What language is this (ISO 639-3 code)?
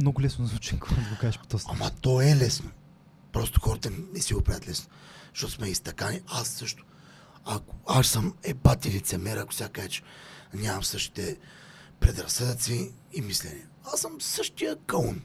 bul